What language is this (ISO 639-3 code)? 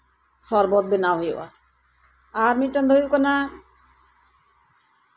sat